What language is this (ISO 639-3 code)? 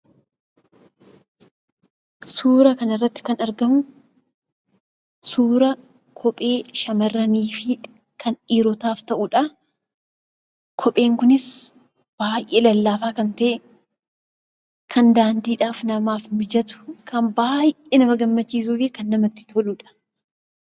orm